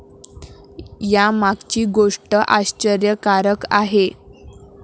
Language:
Marathi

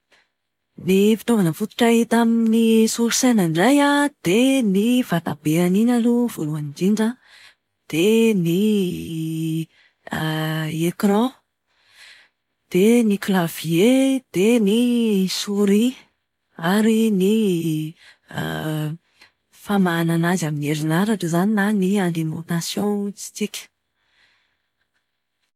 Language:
Malagasy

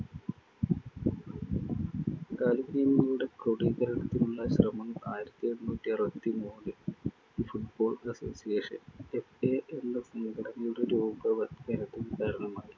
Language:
Malayalam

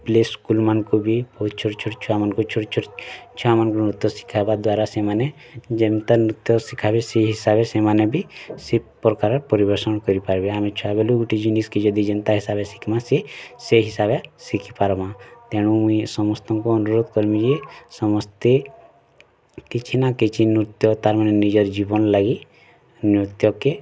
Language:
Odia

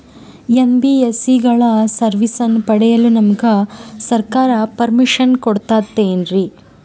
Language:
Kannada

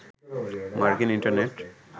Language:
Bangla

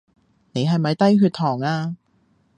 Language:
Cantonese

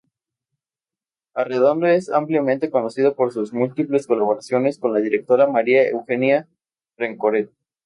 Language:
Spanish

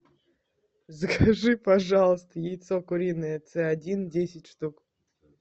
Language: Russian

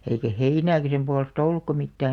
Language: Finnish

